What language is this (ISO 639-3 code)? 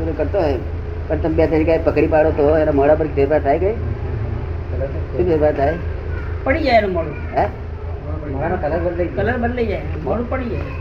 guj